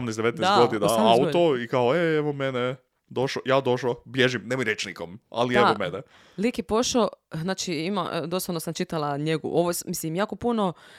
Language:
Croatian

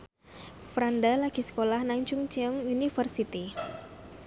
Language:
Javanese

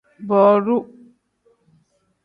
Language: Tem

